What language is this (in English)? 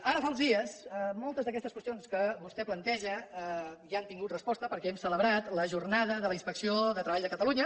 Catalan